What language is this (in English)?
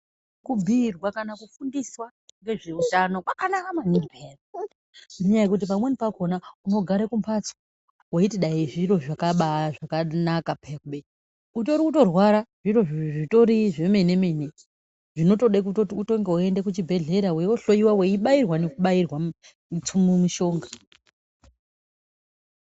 Ndau